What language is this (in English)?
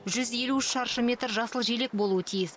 Kazakh